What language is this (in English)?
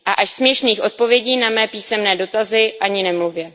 Czech